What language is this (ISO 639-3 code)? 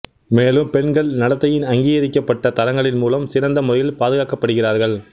tam